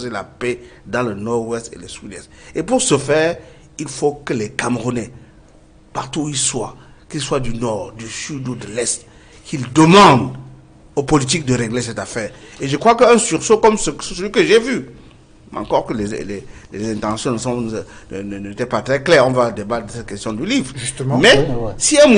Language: French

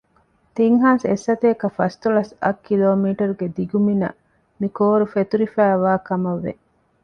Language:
Divehi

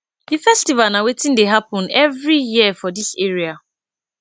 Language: Nigerian Pidgin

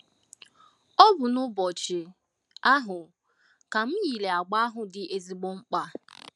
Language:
Igbo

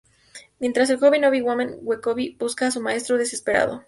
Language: Spanish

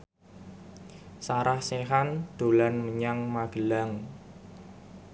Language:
Javanese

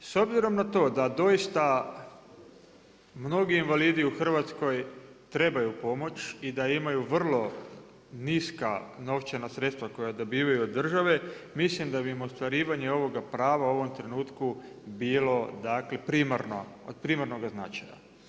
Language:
Croatian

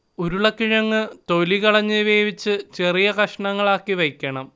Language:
Malayalam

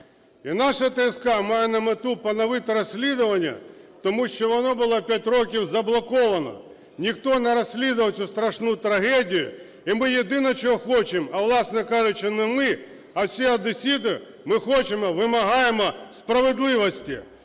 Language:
Ukrainian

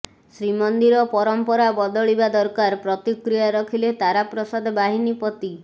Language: Odia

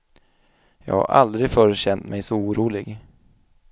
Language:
Swedish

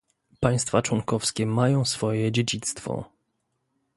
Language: Polish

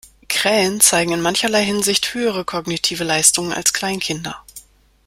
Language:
German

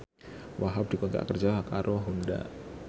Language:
Javanese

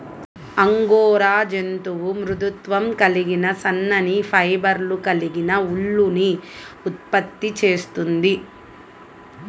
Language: Telugu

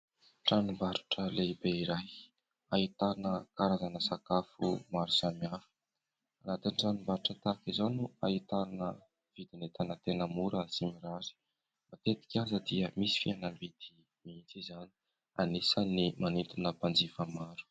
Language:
Malagasy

